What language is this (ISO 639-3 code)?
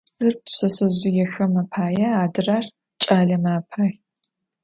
ady